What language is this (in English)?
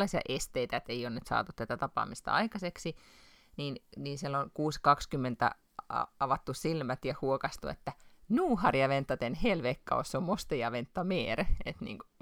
Finnish